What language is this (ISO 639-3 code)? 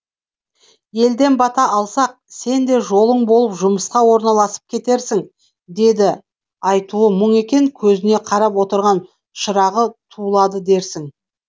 kaz